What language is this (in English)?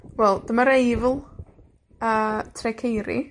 Welsh